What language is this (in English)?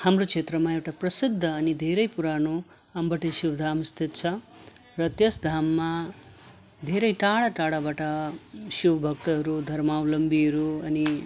Nepali